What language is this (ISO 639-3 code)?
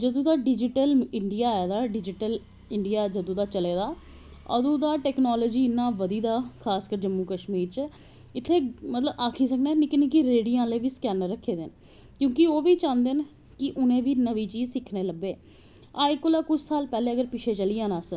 doi